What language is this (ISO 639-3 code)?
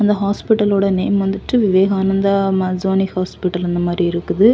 tam